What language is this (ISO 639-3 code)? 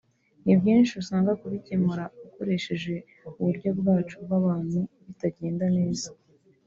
kin